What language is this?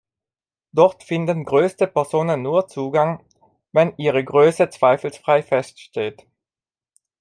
German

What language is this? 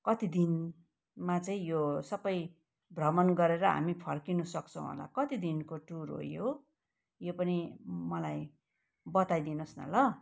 Nepali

